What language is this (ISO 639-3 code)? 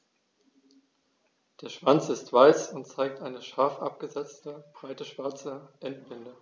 deu